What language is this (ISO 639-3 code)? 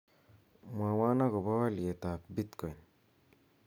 kln